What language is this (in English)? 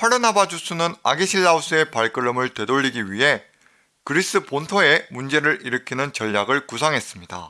Korean